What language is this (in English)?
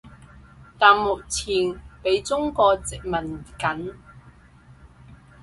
Cantonese